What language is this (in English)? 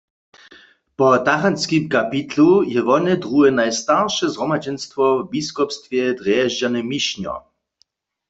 Upper Sorbian